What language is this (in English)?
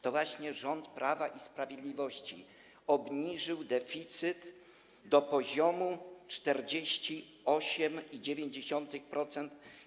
Polish